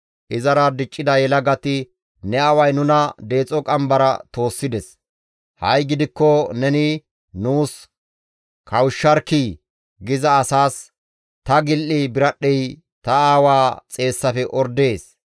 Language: Gamo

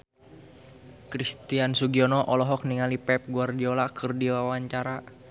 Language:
Sundanese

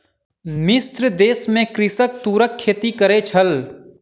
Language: Maithili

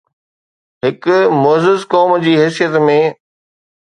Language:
Sindhi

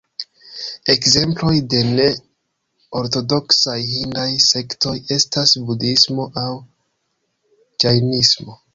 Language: Esperanto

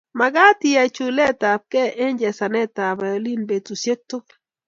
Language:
Kalenjin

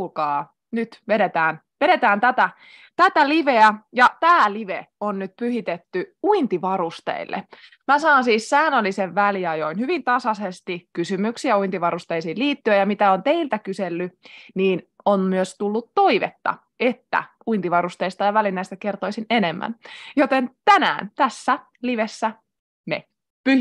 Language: Finnish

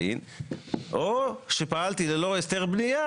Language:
Hebrew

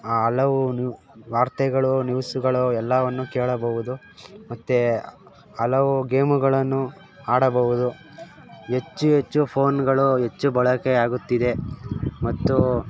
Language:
Kannada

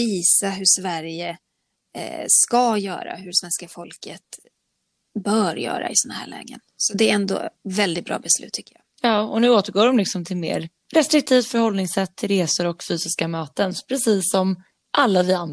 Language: Swedish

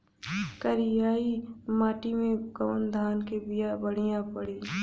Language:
Bhojpuri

